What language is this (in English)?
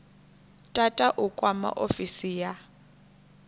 Venda